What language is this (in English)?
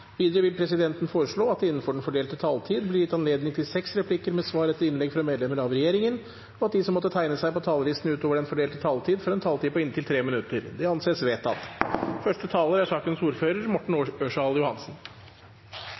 Norwegian Nynorsk